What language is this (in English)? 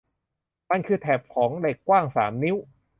Thai